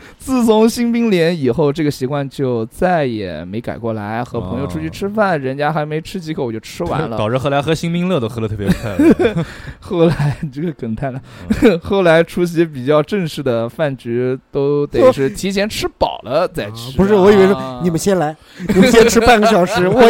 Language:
Chinese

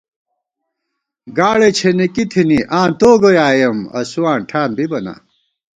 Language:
Gawar-Bati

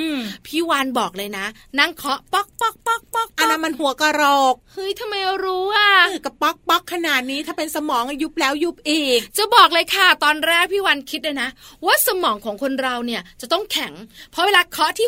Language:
Thai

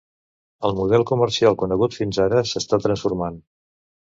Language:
Catalan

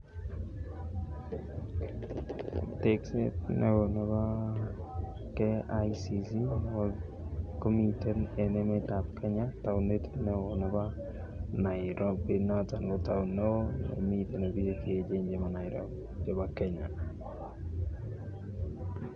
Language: Kalenjin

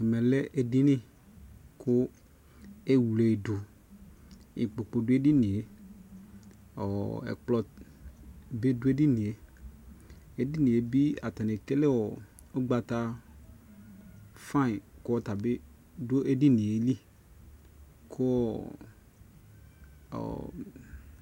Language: Ikposo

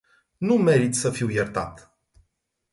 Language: Romanian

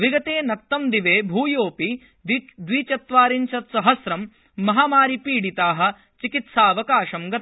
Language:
Sanskrit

